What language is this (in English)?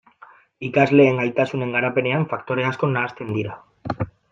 Basque